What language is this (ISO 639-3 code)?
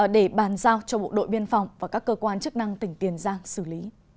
vie